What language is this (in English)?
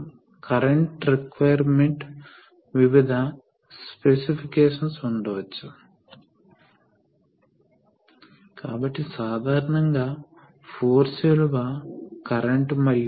Telugu